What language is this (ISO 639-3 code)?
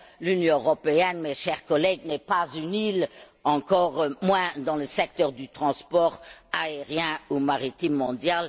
fra